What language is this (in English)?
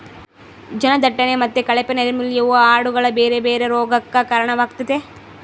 Kannada